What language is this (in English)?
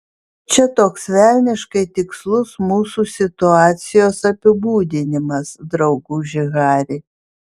Lithuanian